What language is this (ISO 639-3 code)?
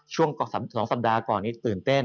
tha